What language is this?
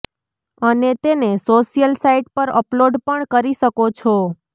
Gujarati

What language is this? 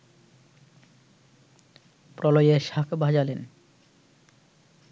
Bangla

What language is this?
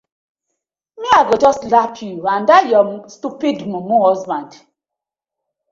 Nigerian Pidgin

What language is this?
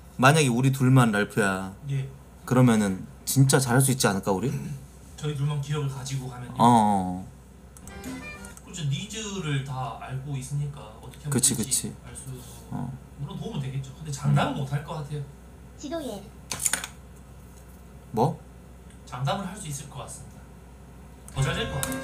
Korean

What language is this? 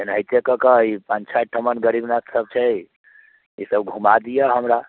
Maithili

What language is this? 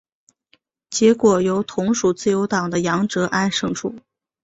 Chinese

